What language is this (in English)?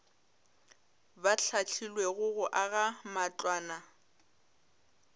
Northern Sotho